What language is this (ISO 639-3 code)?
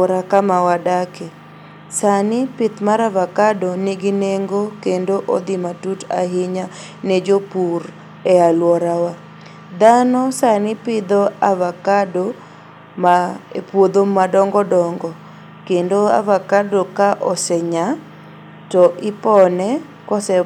luo